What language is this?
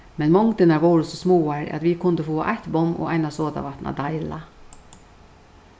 Faroese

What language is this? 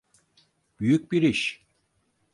Turkish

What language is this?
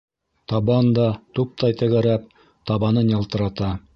Bashkir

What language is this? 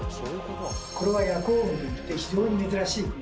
Japanese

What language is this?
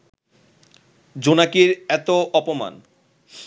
Bangla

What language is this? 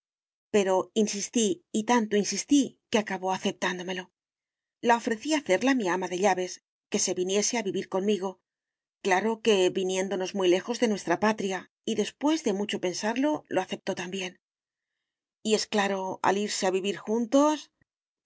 Spanish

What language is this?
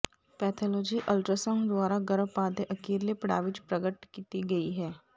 Punjabi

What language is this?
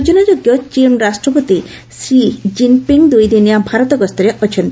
Odia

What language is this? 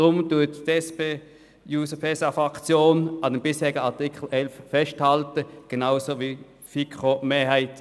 Swiss German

